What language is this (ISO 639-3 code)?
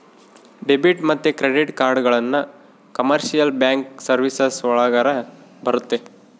kan